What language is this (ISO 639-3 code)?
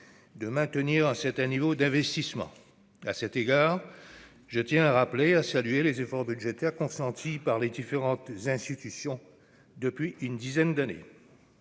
fra